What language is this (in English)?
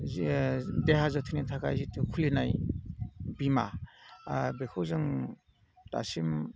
Bodo